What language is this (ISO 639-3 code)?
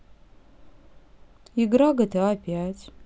rus